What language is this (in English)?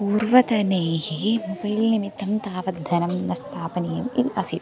Sanskrit